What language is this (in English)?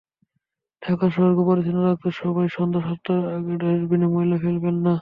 Bangla